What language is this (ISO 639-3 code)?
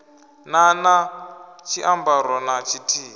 ven